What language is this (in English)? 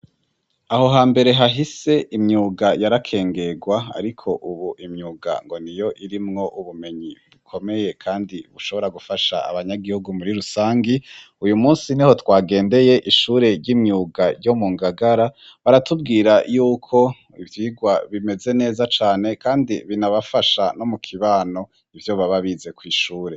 Rundi